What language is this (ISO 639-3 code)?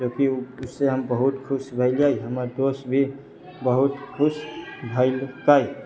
mai